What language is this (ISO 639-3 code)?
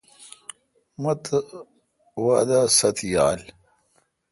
xka